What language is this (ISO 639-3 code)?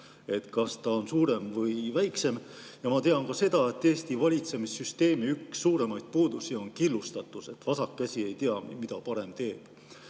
est